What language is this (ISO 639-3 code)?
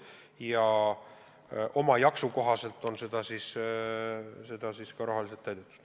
est